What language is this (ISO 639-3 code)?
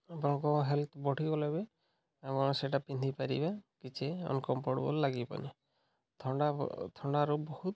ori